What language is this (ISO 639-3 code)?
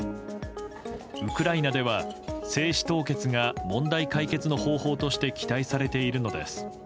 jpn